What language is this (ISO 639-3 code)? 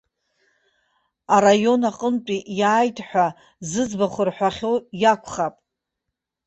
abk